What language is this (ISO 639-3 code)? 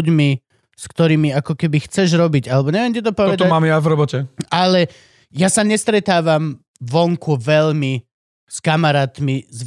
slk